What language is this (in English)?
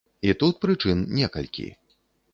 Belarusian